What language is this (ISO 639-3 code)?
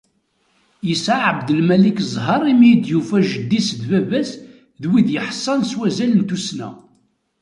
kab